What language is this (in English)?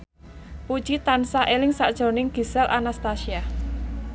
Javanese